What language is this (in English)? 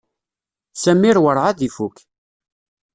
Kabyle